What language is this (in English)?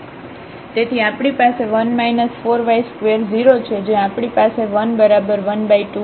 Gujarati